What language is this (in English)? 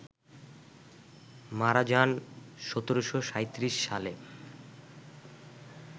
Bangla